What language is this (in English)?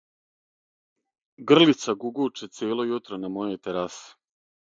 Serbian